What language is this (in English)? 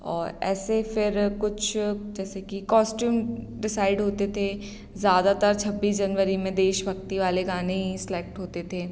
Hindi